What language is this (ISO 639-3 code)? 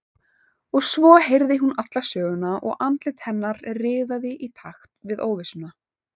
isl